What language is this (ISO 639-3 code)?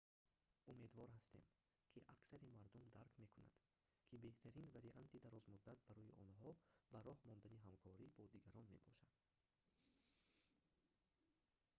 tgk